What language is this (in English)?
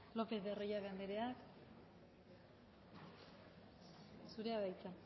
Basque